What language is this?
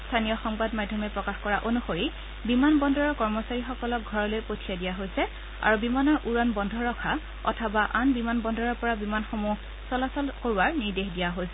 Assamese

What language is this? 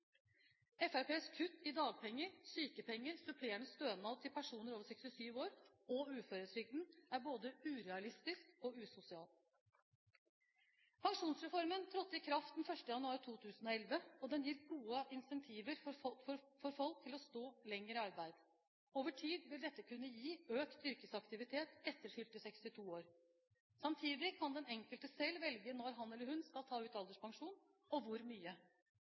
Norwegian Bokmål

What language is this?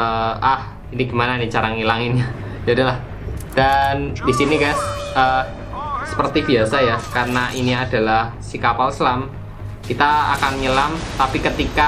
Indonesian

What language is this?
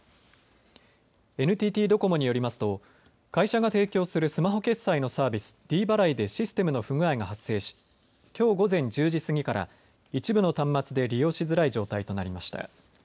Japanese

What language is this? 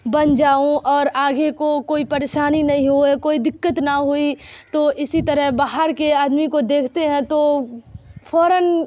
Urdu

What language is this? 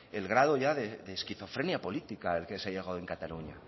Spanish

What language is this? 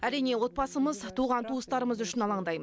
Kazakh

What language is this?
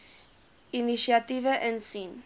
Afrikaans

